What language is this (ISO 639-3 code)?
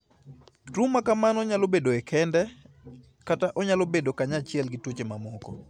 luo